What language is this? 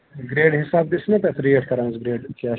Kashmiri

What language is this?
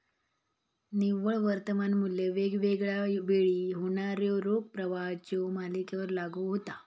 Marathi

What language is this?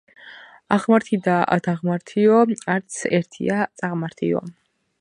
Georgian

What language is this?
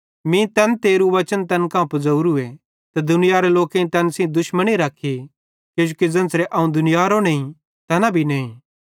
Bhadrawahi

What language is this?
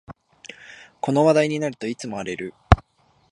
Japanese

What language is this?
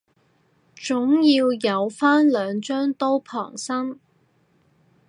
Cantonese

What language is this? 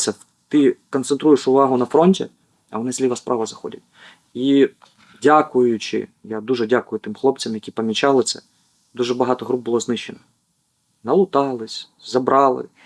Ukrainian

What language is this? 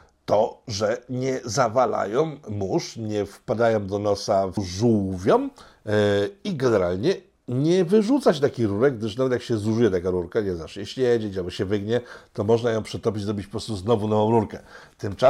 Polish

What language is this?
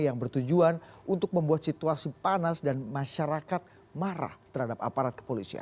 Indonesian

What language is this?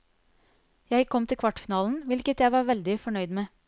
Norwegian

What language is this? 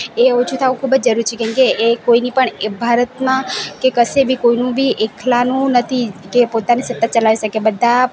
Gujarati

